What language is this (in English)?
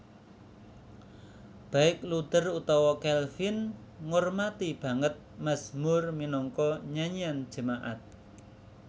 Javanese